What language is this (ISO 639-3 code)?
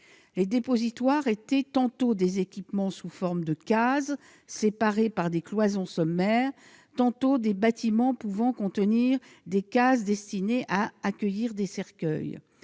fra